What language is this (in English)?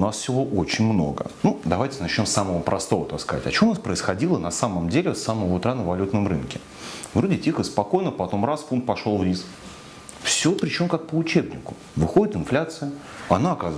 Russian